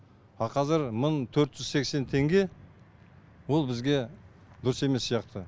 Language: Kazakh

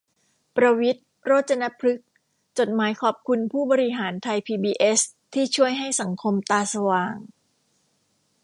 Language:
Thai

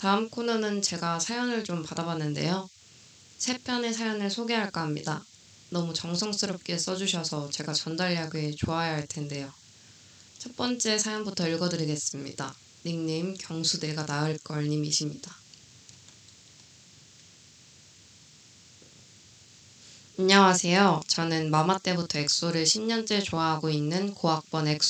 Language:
Korean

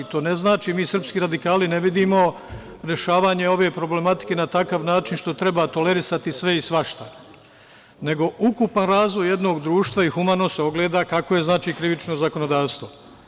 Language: Serbian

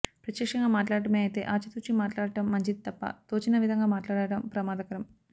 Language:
Telugu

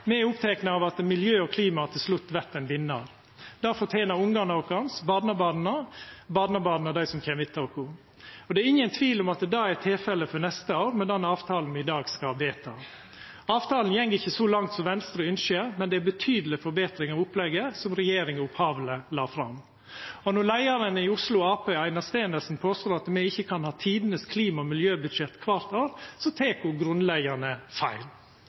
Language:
Norwegian Nynorsk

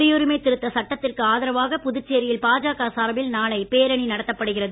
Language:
Tamil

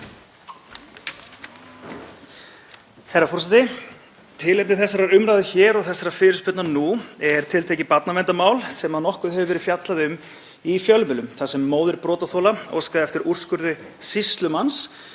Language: Icelandic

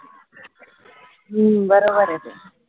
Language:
Marathi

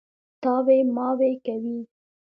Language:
Pashto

